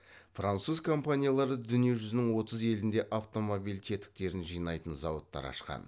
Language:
Kazakh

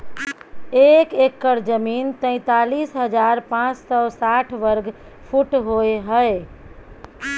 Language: Maithili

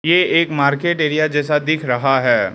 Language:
Hindi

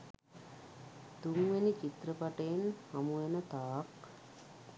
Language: Sinhala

